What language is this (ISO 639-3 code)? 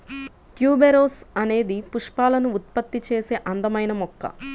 tel